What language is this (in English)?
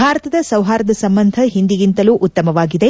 Kannada